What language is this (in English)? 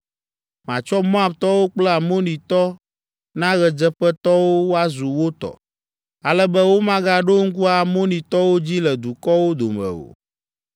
Ewe